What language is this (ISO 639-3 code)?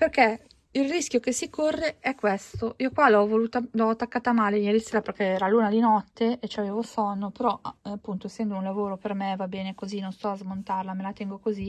ita